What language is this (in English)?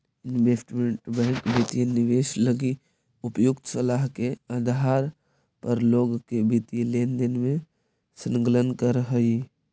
Magahi